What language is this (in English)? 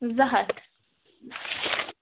Kashmiri